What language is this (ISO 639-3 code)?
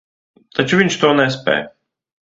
lav